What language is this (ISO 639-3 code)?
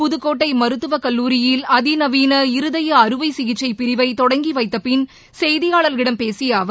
tam